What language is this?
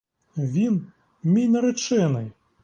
Ukrainian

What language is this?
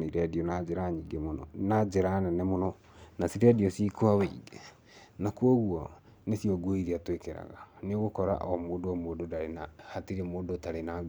Kikuyu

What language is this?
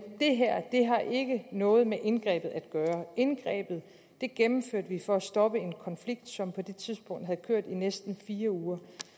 Danish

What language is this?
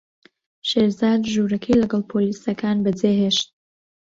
Central Kurdish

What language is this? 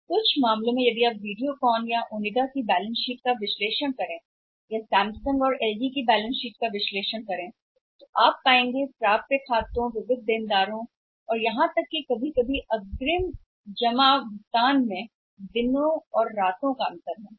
Hindi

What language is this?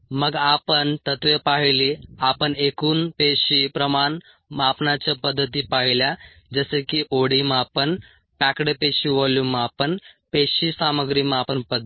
Marathi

